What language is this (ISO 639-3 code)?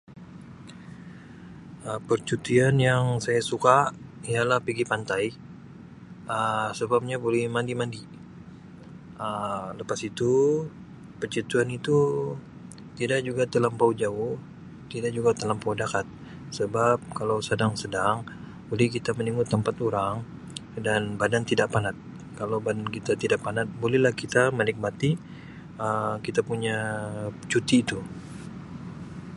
msi